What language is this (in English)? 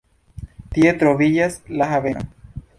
Esperanto